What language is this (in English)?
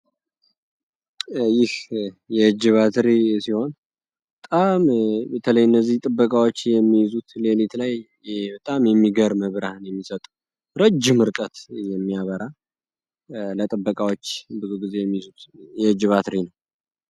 Amharic